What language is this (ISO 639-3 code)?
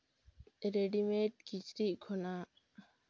sat